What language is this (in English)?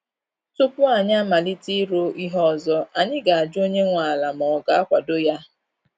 Igbo